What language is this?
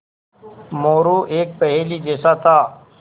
Hindi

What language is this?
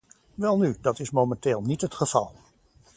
Dutch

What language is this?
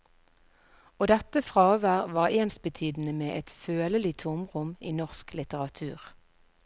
Norwegian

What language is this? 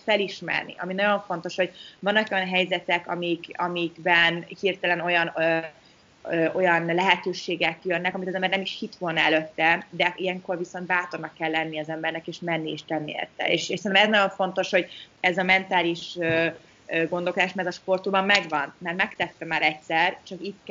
Hungarian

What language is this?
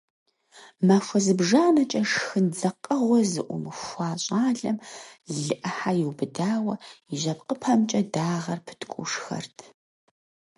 Kabardian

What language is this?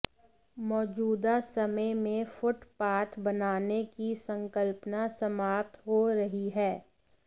Hindi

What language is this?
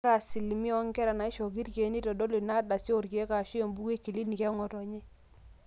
Masai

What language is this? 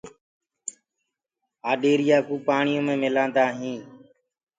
Gurgula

